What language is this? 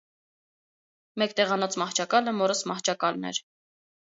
Armenian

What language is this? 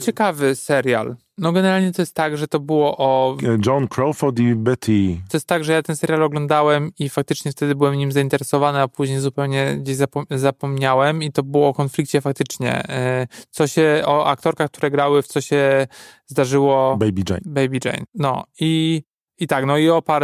Polish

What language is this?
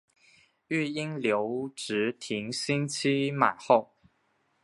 Chinese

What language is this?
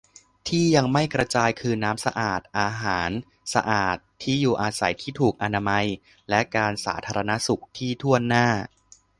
Thai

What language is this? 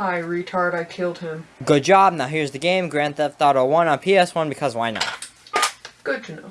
English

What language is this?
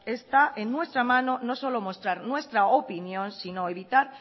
Spanish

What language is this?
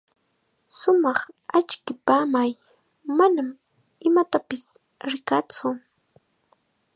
Chiquián Ancash Quechua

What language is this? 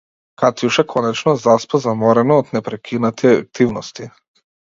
Macedonian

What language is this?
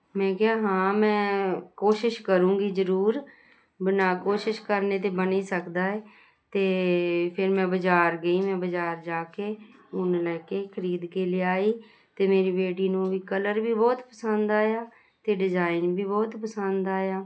Punjabi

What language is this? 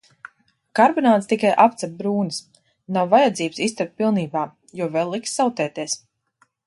Latvian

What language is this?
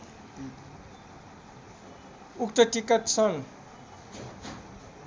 Nepali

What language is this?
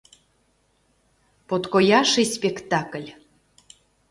Mari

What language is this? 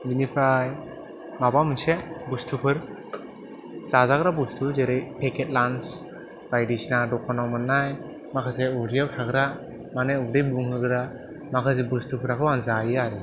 Bodo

